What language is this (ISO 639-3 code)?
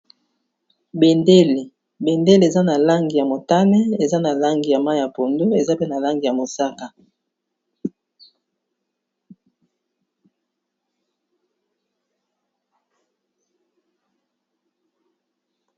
lin